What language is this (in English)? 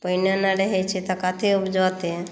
Maithili